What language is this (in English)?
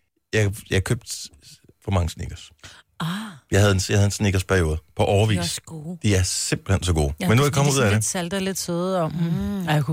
Danish